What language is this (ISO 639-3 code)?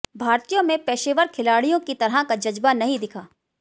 hin